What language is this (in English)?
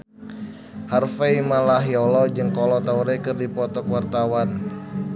Sundanese